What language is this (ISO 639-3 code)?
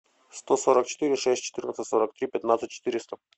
rus